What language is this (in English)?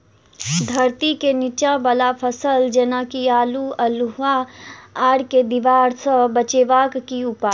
Maithili